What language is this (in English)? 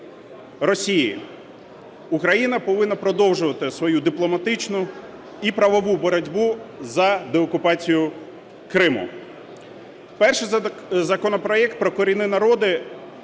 Ukrainian